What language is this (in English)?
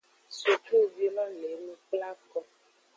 Aja (Benin)